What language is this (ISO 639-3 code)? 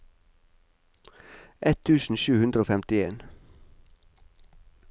nor